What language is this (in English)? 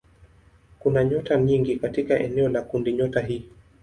Swahili